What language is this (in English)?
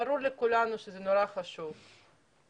Hebrew